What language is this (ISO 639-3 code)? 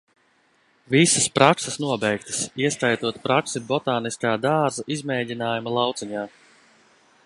lav